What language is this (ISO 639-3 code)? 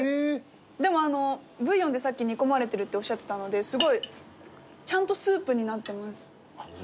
jpn